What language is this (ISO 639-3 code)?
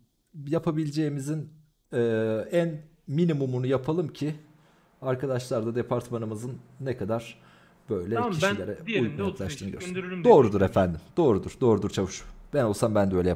tur